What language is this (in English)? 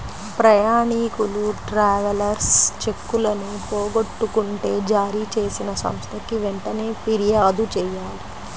Telugu